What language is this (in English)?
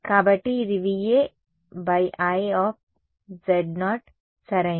Telugu